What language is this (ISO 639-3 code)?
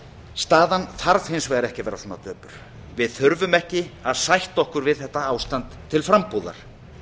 isl